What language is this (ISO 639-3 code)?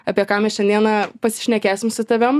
lit